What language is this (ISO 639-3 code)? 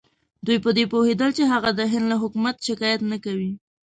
pus